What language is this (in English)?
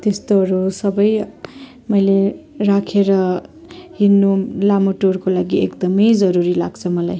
Nepali